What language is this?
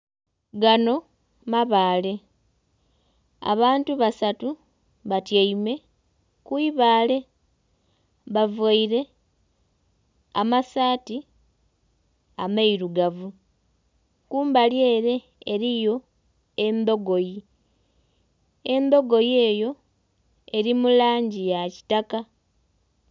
Soga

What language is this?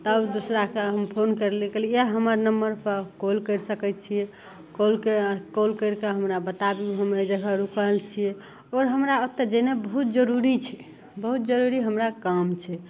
Maithili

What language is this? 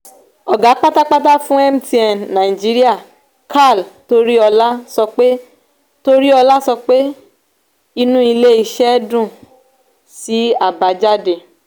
Yoruba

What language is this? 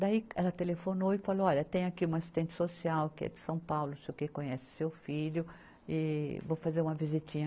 Portuguese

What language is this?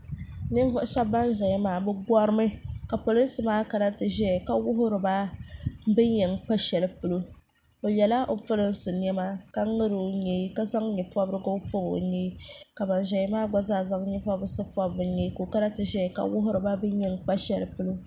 Dagbani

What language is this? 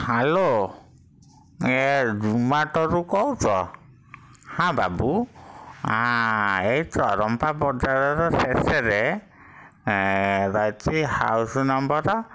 Odia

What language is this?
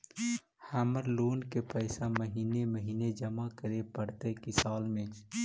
Magahi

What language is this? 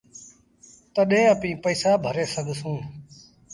Sindhi Bhil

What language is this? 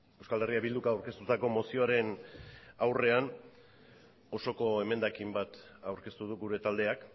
Basque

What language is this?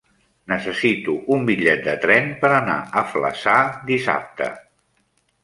Catalan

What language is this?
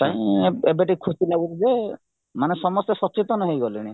Odia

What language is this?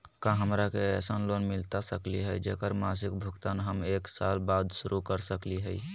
Magahi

